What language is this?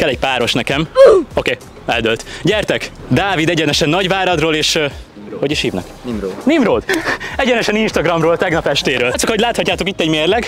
Hungarian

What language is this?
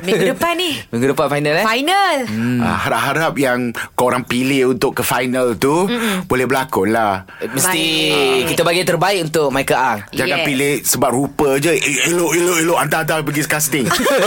Malay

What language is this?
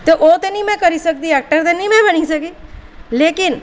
Dogri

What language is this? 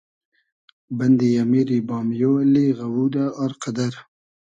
Hazaragi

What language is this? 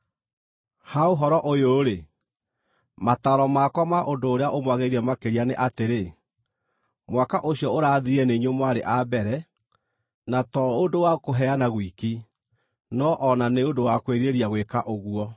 Kikuyu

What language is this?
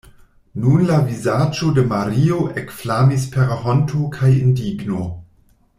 Esperanto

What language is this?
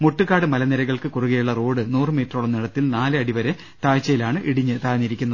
Malayalam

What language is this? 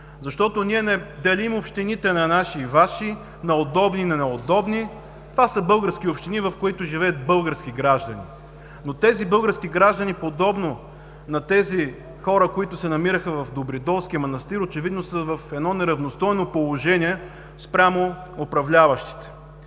Bulgarian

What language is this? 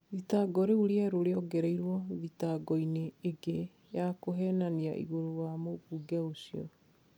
Kikuyu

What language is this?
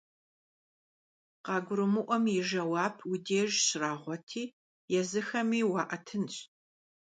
Kabardian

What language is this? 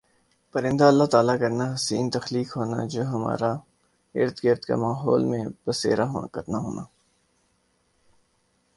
Urdu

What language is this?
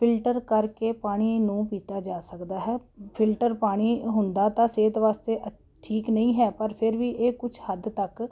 Punjabi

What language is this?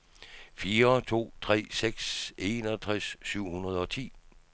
Danish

